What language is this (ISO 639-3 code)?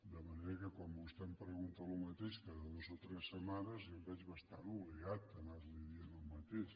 cat